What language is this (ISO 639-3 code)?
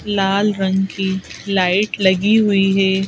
hin